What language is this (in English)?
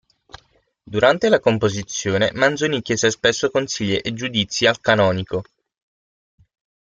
Italian